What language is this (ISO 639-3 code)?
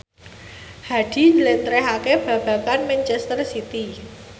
jav